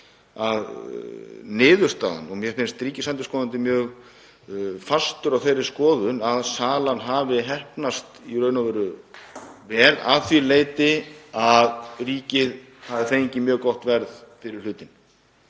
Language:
Icelandic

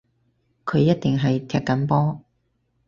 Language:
Cantonese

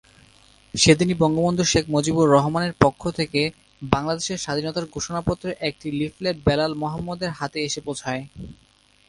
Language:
Bangla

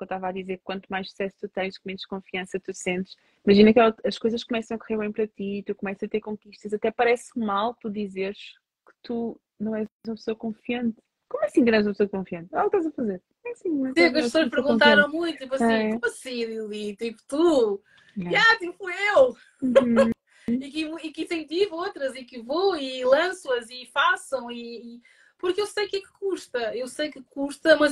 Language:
Portuguese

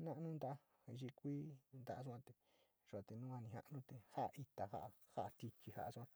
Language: Sinicahua Mixtec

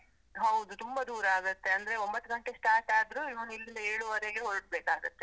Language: Kannada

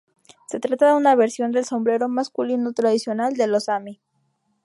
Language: Spanish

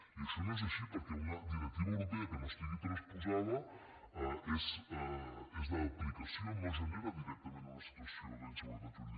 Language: Catalan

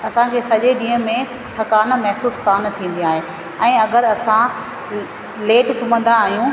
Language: Sindhi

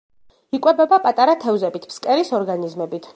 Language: Georgian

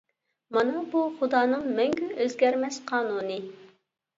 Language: Uyghur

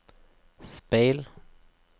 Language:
Norwegian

